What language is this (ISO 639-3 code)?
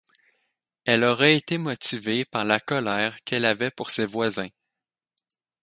fra